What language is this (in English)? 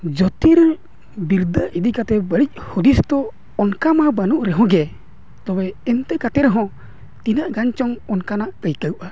Santali